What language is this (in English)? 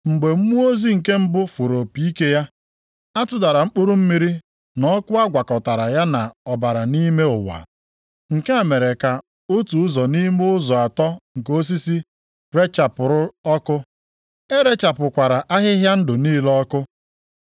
Igbo